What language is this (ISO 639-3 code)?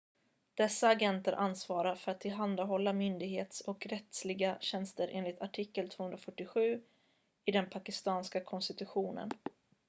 swe